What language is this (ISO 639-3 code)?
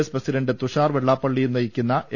mal